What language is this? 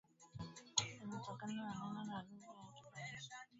Swahili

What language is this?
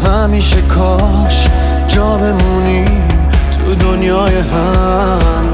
Persian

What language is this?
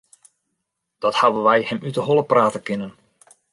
Western Frisian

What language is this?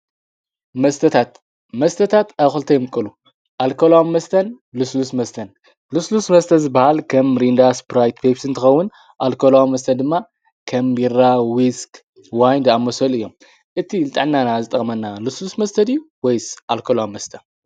Tigrinya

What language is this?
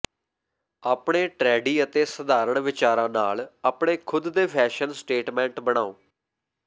Punjabi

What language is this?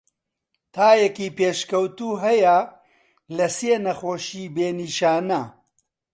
Central Kurdish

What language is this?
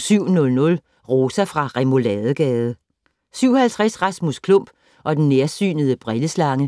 Danish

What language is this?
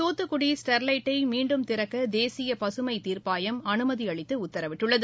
Tamil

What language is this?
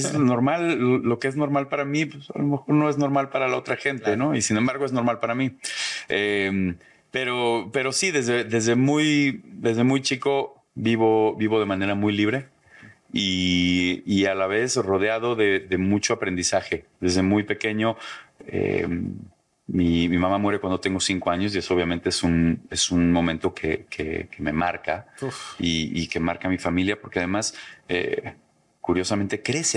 Spanish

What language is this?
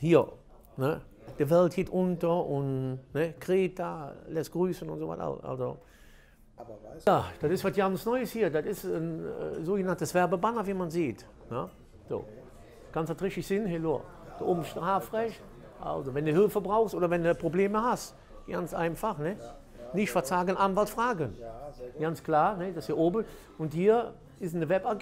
German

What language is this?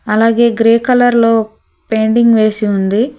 Telugu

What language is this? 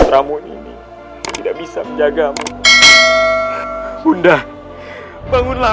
Indonesian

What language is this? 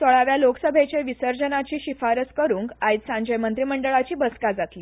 Konkani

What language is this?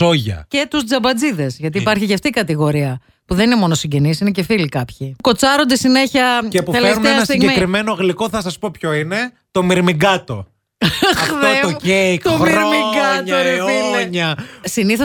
Greek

